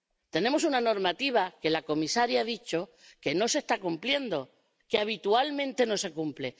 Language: Spanish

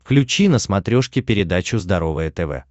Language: Russian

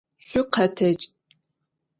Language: Adyghe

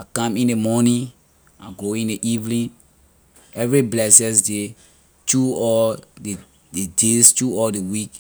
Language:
Liberian English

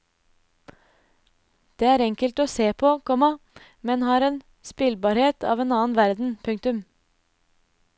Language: Norwegian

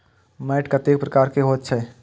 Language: Maithili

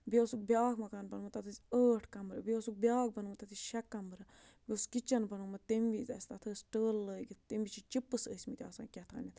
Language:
Kashmiri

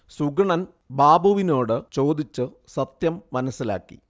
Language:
Malayalam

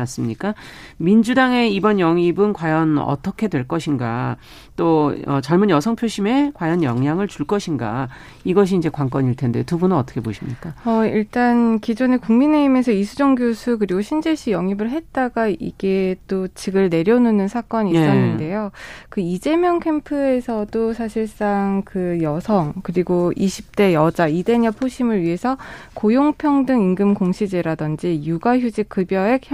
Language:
Korean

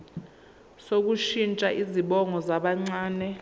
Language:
Zulu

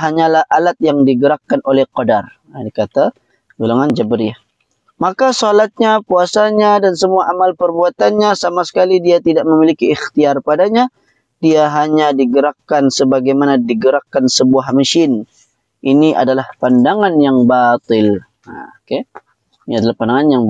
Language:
Malay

